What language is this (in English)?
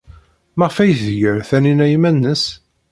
Kabyle